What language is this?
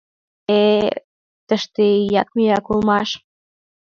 Mari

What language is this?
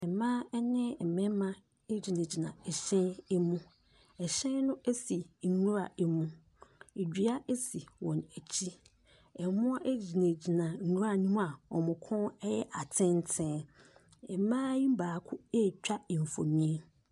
Akan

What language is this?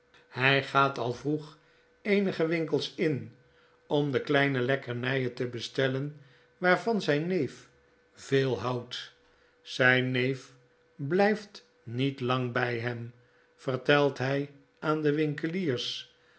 Dutch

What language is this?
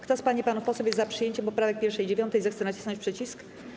Polish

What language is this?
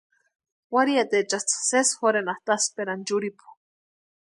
Western Highland Purepecha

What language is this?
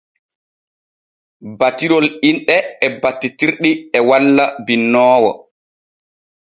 Borgu Fulfulde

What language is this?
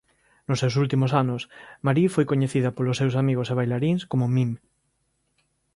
Galician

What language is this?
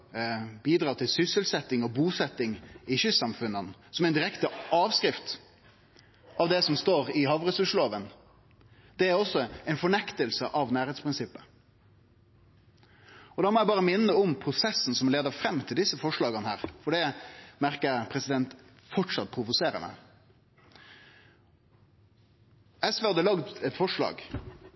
Norwegian Nynorsk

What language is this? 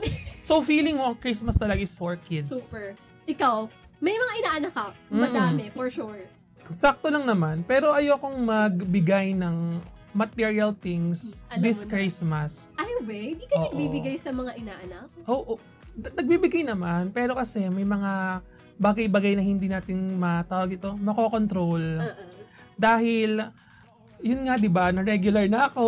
Filipino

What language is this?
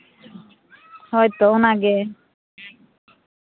Santali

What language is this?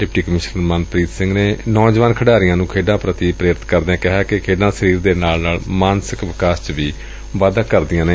Punjabi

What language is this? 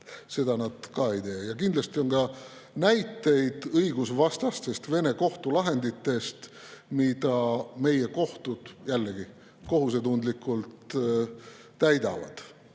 Estonian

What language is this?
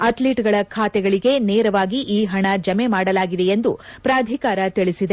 Kannada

